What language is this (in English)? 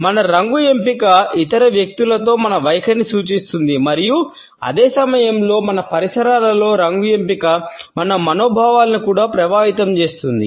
Telugu